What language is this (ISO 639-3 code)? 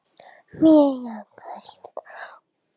isl